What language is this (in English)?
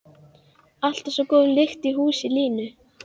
Icelandic